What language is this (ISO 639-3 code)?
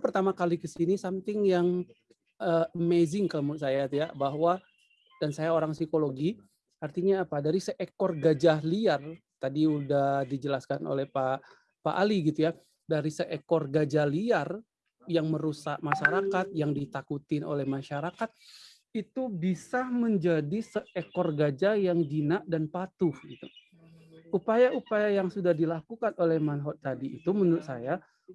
ind